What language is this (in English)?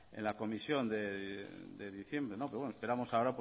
Spanish